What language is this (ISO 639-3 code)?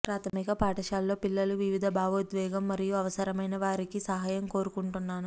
tel